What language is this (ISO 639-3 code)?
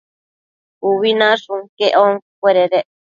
mcf